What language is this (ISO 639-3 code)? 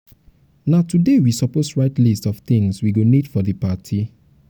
pcm